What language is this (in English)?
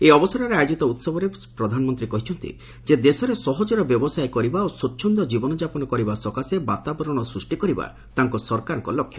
Odia